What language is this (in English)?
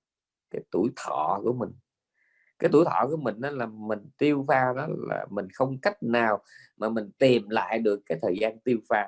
Vietnamese